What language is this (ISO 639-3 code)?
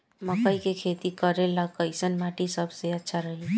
bho